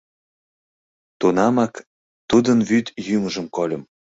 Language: Mari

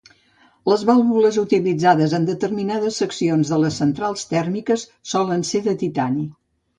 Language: Catalan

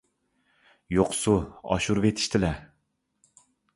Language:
Uyghur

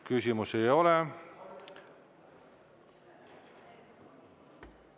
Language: Estonian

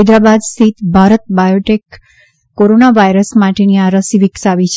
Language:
Gujarati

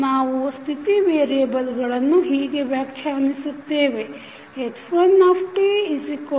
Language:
Kannada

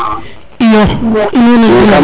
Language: Serer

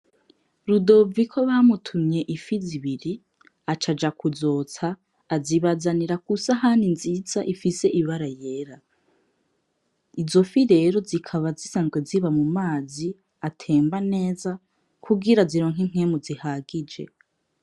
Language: Rundi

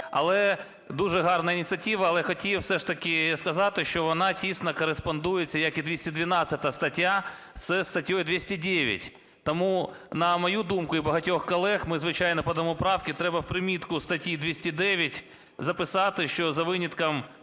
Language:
Ukrainian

